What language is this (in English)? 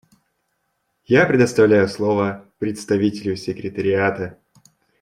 Russian